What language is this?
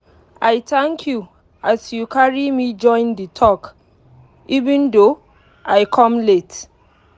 Nigerian Pidgin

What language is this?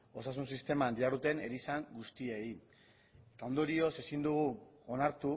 Basque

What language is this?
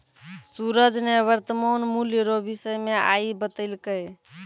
Maithili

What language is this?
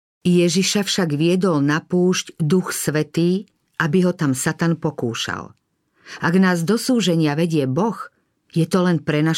Slovak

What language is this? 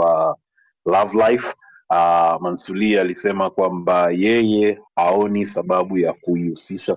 Swahili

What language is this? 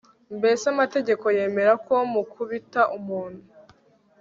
Kinyarwanda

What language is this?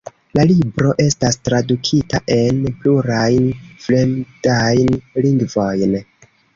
Esperanto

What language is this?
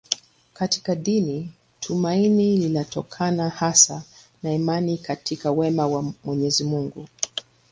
Swahili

